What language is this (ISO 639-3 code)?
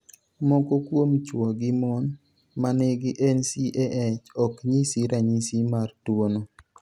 luo